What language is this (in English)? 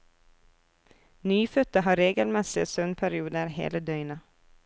Norwegian